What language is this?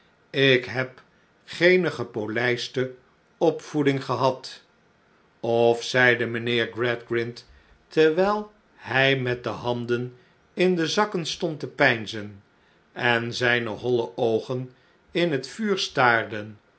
Dutch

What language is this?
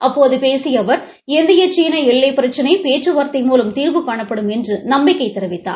Tamil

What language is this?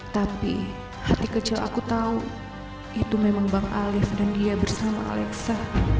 Indonesian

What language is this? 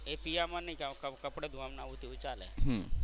Gujarati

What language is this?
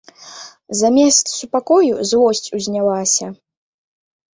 Belarusian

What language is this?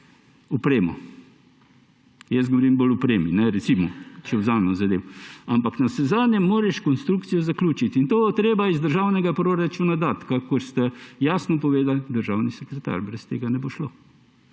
Slovenian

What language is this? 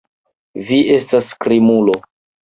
Esperanto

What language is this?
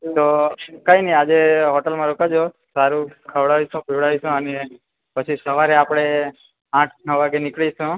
Gujarati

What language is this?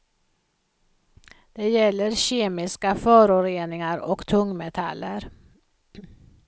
Swedish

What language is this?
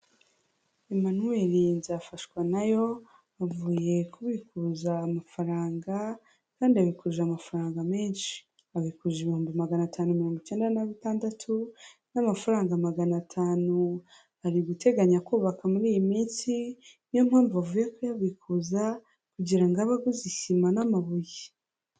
Kinyarwanda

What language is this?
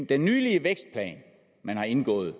Danish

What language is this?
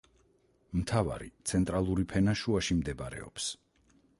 Georgian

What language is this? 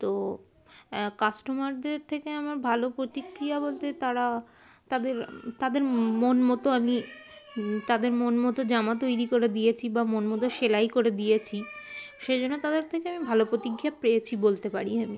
Bangla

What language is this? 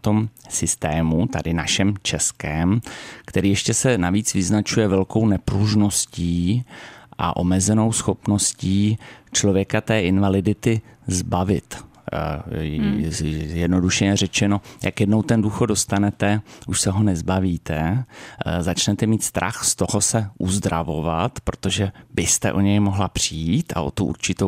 Czech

